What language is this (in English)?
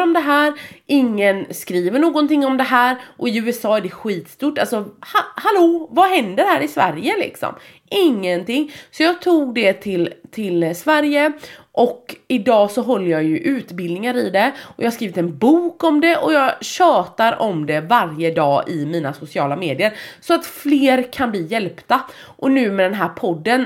Swedish